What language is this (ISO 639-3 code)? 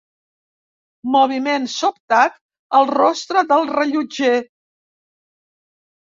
cat